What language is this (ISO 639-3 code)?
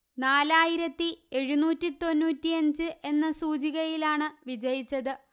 mal